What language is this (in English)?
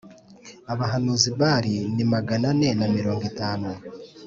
Kinyarwanda